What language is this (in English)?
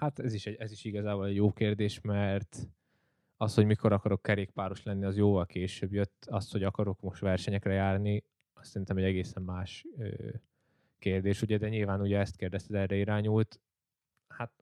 Hungarian